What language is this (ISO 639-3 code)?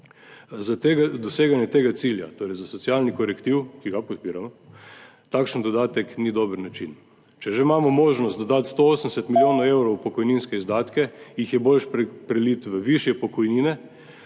slv